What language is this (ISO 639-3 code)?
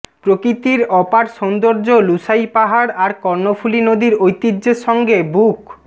ben